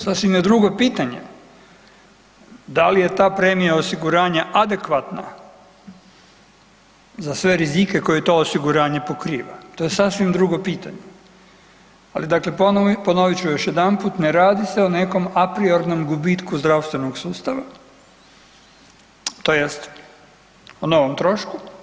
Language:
Croatian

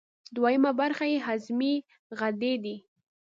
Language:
Pashto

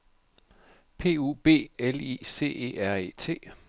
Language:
Danish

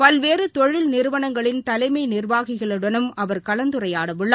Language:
Tamil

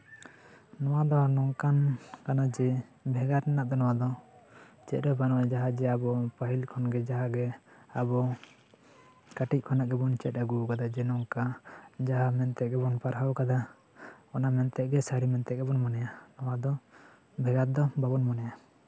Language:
Santali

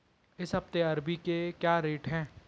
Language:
Hindi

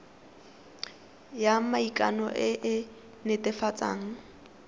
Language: Tswana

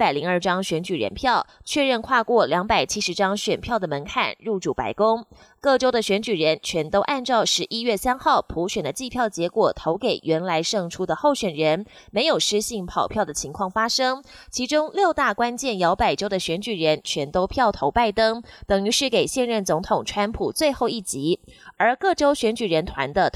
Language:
Chinese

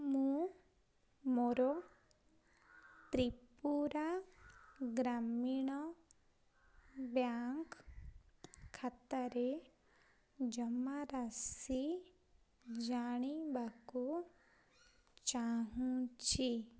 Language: Odia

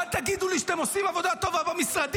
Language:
Hebrew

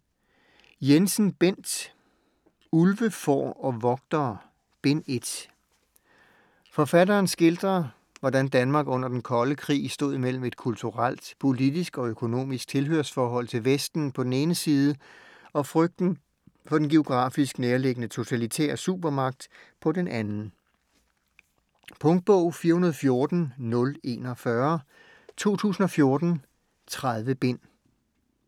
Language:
Danish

